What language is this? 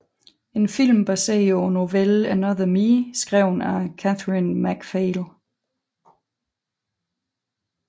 Danish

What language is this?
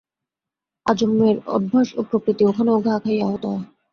Bangla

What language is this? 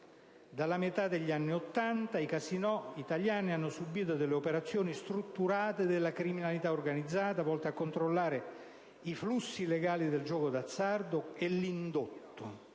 Italian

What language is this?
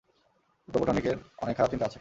Bangla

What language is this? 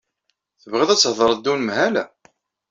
Kabyle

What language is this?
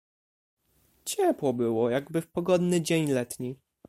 Polish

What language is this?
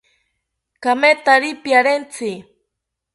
South Ucayali Ashéninka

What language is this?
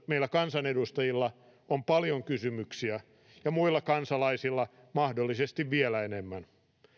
Finnish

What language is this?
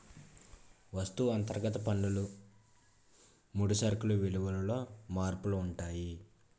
Telugu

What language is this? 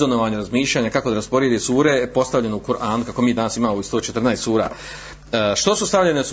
Croatian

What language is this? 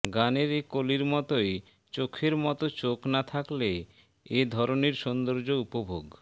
Bangla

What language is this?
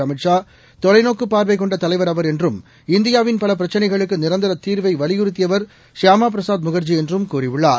Tamil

